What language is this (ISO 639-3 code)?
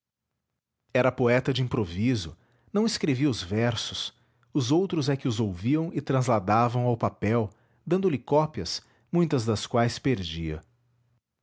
por